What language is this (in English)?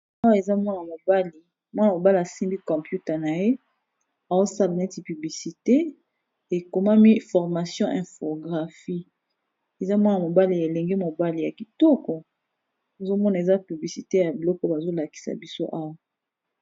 Lingala